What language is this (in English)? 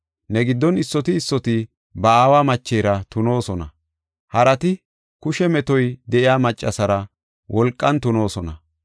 Gofa